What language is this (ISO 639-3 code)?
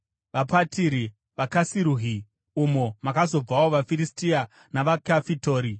sna